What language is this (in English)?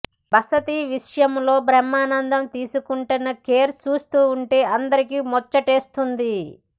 Telugu